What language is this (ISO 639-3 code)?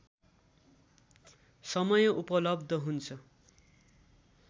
nep